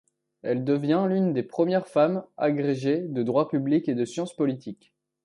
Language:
French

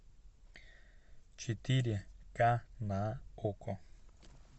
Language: Russian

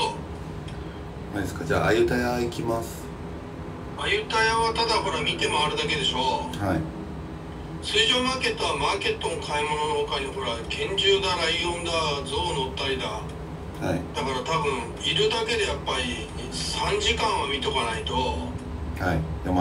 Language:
Japanese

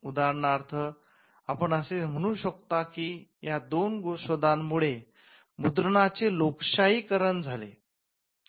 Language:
Marathi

